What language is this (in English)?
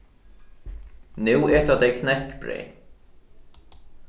Faroese